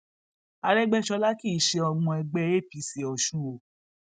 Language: Yoruba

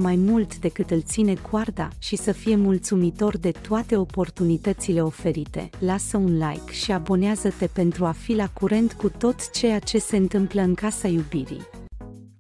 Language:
Romanian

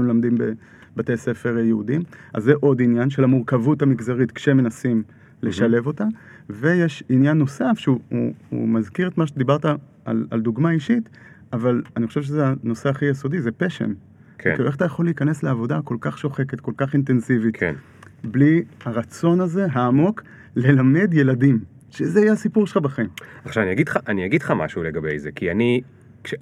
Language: Hebrew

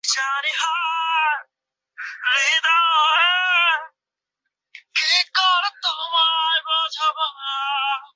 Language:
Bangla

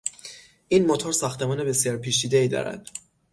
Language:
Persian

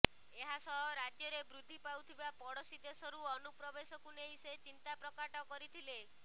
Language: Odia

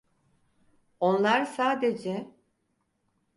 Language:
Turkish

